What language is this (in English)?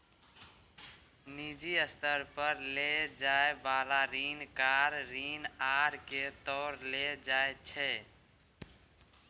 Maithili